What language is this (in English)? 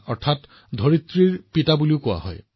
Assamese